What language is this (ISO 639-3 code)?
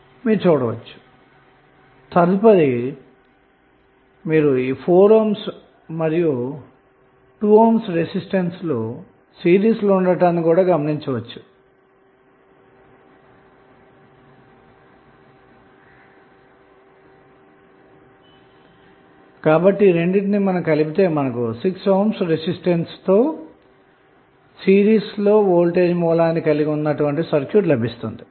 tel